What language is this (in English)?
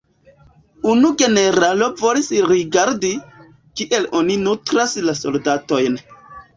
Esperanto